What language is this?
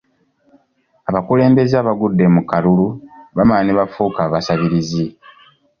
Ganda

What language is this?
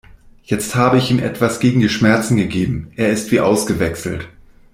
German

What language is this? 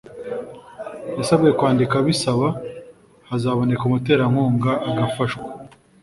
Kinyarwanda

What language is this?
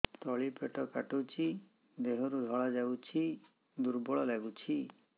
Odia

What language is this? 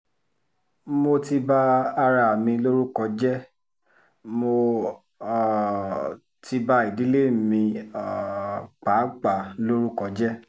Yoruba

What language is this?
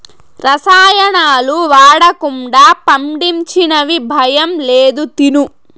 Telugu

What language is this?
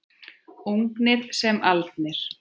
Icelandic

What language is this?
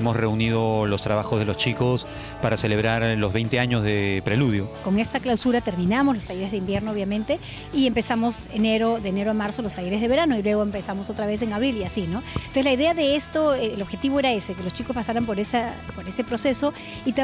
Spanish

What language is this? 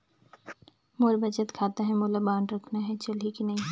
Chhattisgarhi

